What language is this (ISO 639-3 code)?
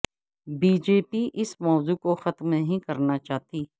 urd